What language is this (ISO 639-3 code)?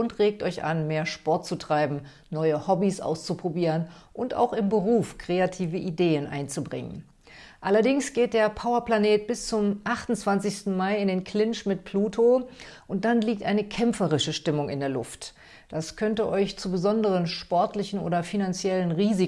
deu